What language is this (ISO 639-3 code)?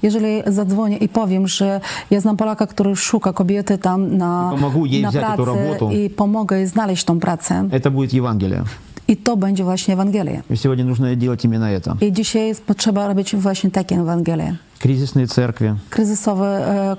pol